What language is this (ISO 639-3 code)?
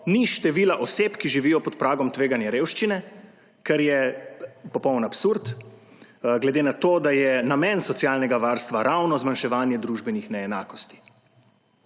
slv